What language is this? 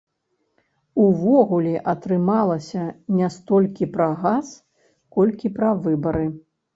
Belarusian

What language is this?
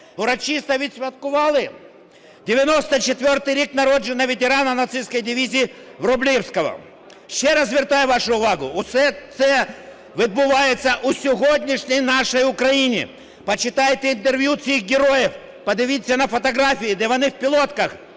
Ukrainian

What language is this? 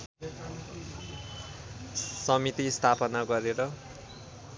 Nepali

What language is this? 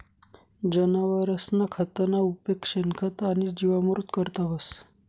Marathi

